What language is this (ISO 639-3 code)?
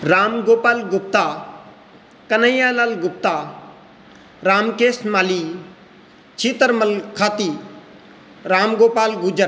san